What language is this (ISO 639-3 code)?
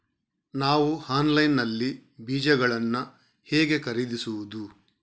kan